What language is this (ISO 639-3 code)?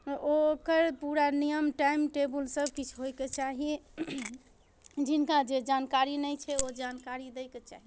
mai